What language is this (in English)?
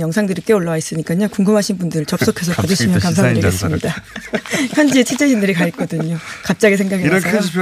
Korean